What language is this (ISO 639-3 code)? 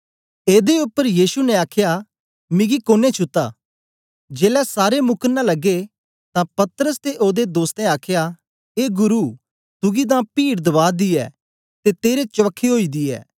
doi